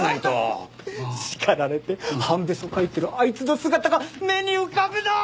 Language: Japanese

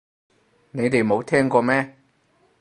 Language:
Cantonese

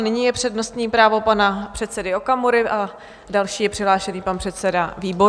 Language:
Czech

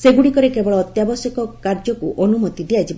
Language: Odia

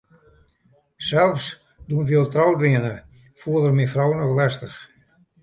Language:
Western Frisian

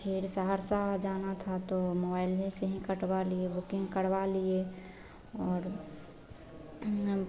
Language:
Hindi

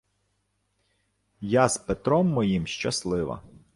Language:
Ukrainian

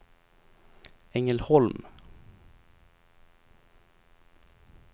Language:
Swedish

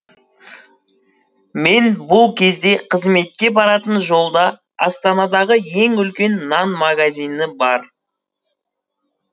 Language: Kazakh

